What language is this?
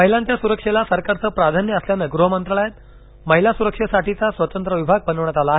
Marathi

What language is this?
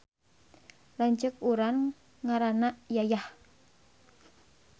Sundanese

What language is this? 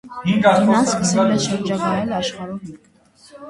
Armenian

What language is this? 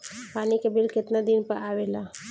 Bhojpuri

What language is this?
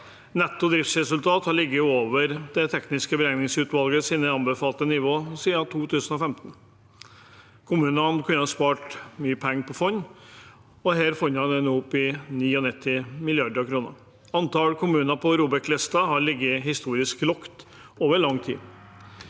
Norwegian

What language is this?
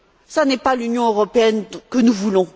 French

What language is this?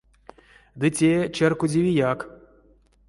Erzya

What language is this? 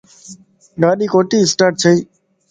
Lasi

